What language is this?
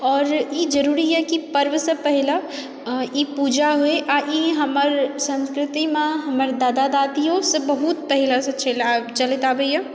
Maithili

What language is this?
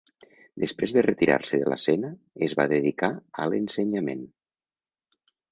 Catalan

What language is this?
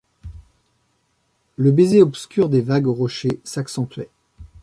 French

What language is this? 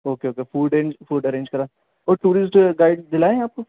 Urdu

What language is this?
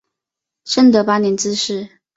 Chinese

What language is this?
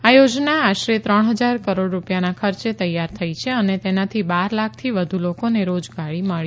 Gujarati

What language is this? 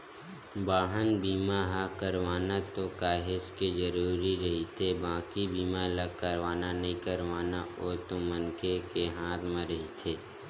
Chhattisgarhi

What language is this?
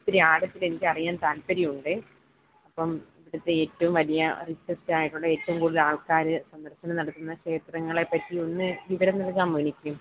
Malayalam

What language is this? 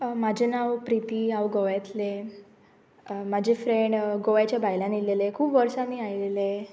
Konkani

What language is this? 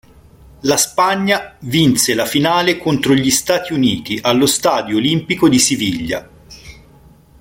Italian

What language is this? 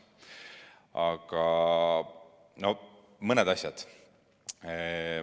Estonian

